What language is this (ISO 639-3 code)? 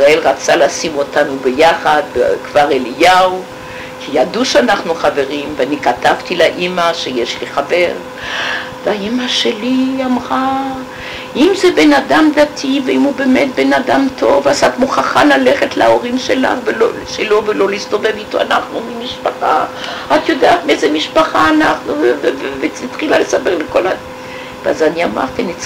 heb